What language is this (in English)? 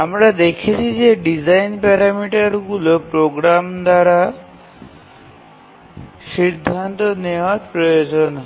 Bangla